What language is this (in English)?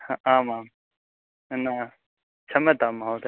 Sanskrit